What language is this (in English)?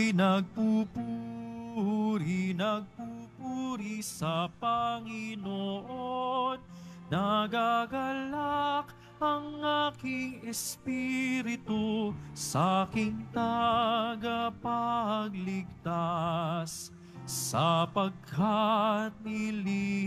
Filipino